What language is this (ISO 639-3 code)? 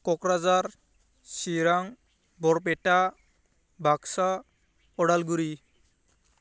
brx